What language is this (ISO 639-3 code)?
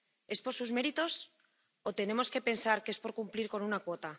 spa